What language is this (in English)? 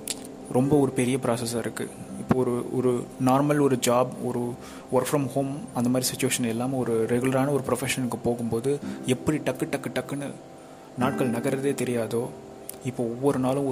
Tamil